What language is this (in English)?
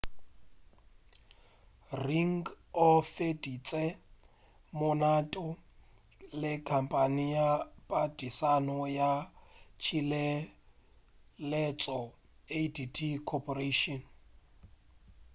Northern Sotho